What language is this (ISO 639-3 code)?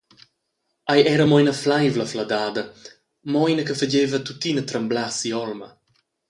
roh